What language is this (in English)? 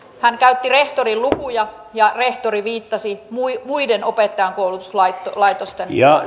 Finnish